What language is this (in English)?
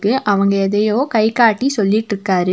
Tamil